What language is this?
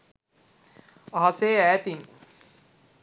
Sinhala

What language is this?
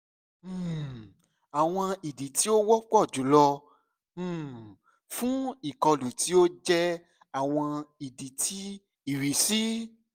Yoruba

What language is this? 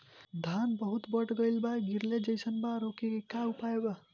Bhojpuri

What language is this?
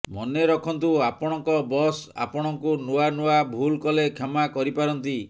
Odia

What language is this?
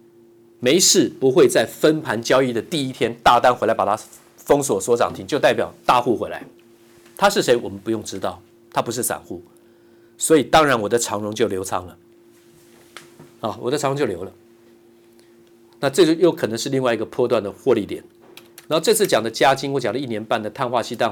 Chinese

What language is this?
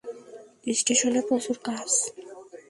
Bangla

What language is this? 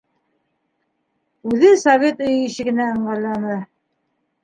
Bashkir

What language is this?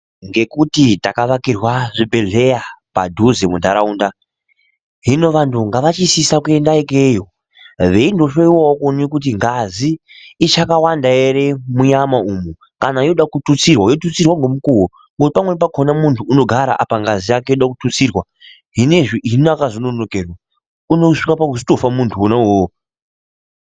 Ndau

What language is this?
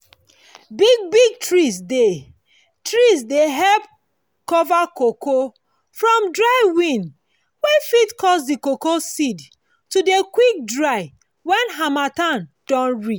Nigerian Pidgin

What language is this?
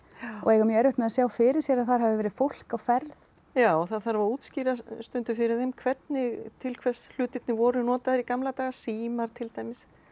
Icelandic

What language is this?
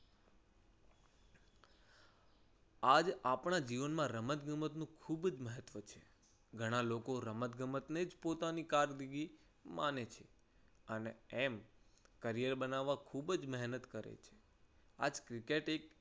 Gujarati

